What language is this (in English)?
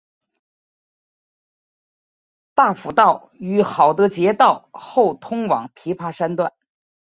Chinese